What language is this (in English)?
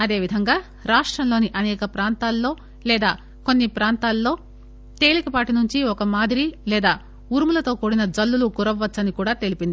Telugu